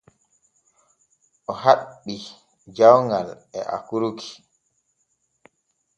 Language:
Borgu Fulfulde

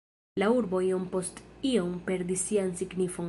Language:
Esperanto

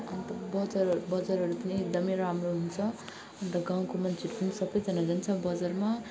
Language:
Nepali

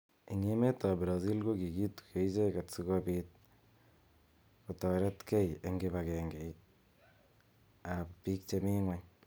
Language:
Kalenjin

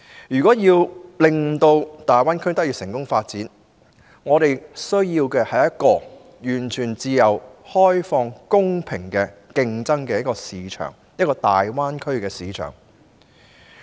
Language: Cantonese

